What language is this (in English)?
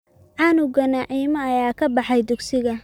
Somali